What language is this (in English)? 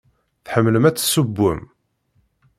Kabyle